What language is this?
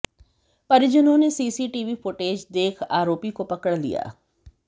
Hindi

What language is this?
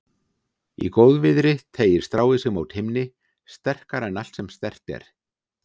Icelandic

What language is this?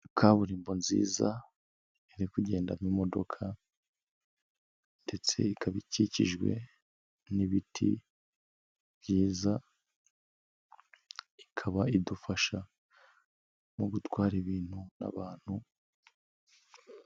Kinyarwanda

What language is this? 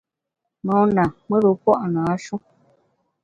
Bamun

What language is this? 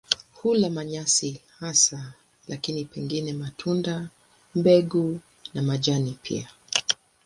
Swahili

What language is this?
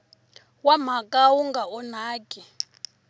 Tsonga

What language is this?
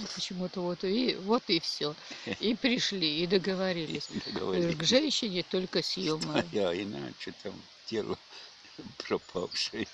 Russian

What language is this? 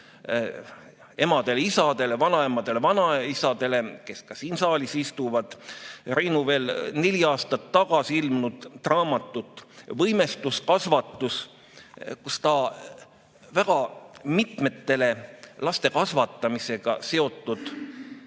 Estonian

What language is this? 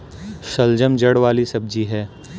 Hindi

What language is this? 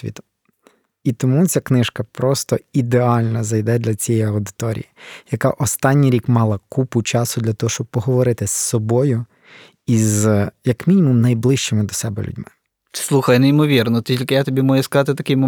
Ukrainian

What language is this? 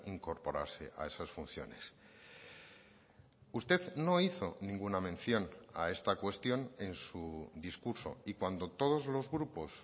Spanish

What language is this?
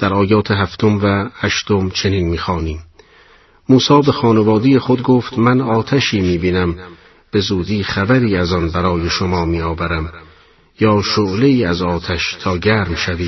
Persian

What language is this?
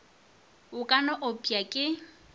Northern Sotho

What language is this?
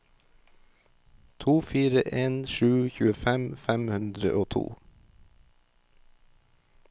Norwegian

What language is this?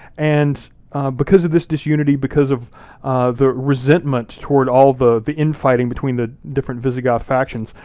English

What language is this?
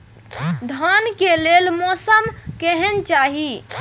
Maithili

